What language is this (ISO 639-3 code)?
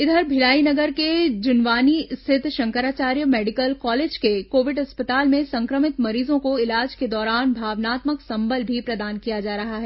hin